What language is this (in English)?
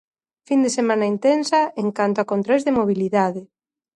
Galician